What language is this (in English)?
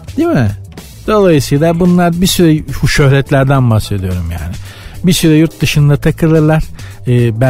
Turkish